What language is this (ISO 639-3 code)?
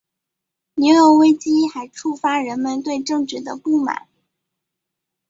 zho